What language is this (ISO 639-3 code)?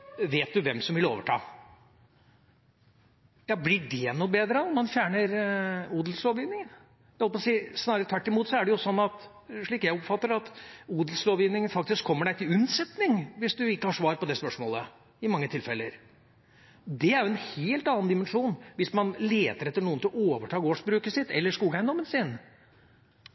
nob